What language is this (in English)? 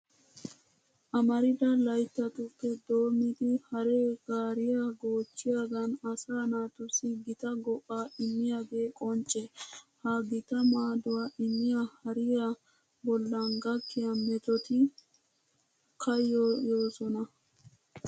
Wolaytta